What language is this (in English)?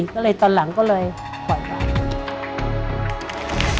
Thai